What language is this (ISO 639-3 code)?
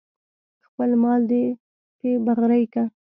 pus